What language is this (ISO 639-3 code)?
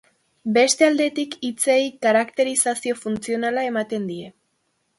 eus